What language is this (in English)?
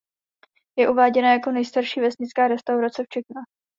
Czech